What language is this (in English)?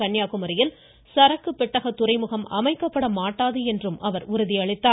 Tamil